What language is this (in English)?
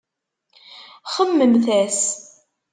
Kabyle